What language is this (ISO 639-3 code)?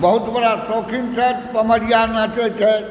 mai